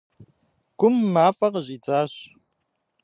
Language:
Kabardian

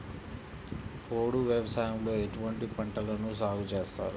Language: Telugu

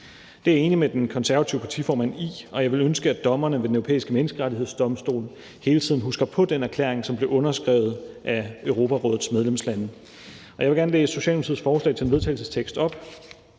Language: Danish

